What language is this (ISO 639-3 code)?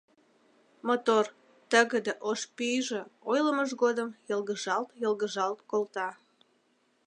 chm